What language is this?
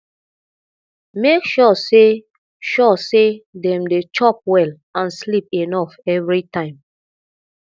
Nigerian Pidgin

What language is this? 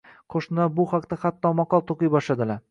Uzbek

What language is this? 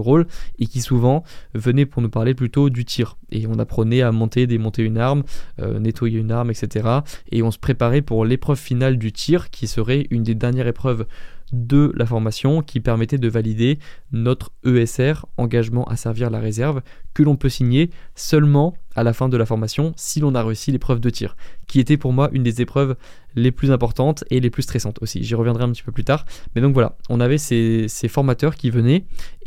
French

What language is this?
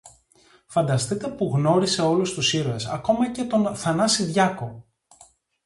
Greek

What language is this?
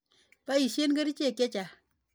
Kalenjin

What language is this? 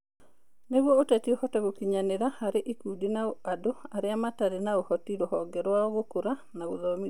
Kikuyu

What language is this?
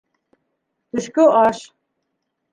Bashkir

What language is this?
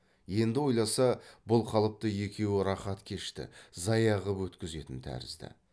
Kazakh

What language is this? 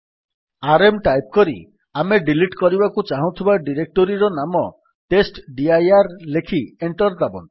Odia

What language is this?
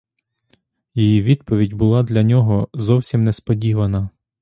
Ukrainian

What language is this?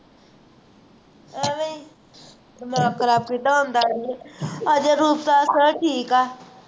Punjabi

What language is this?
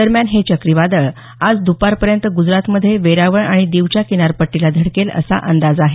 Marathi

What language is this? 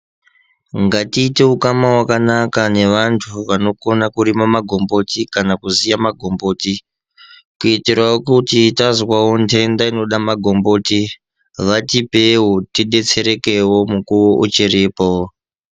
Ndau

